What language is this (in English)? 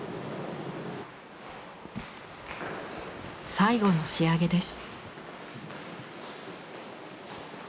Japanese